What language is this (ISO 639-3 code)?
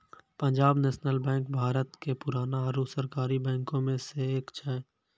mai